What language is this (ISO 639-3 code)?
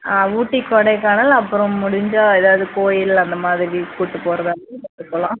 tam